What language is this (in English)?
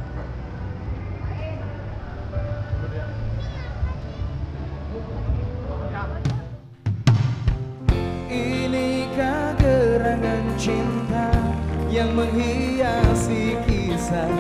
Indonesian